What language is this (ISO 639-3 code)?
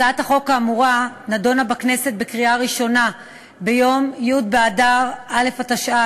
heb